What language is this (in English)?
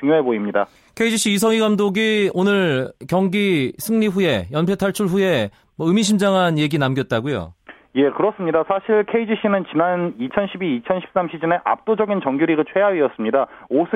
Korean